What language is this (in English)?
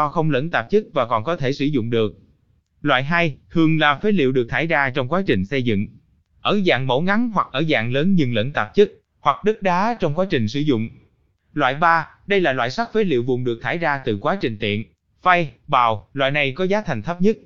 Vietnamese